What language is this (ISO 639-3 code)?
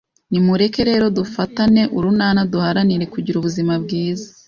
kin